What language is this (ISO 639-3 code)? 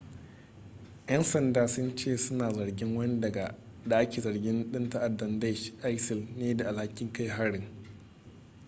hau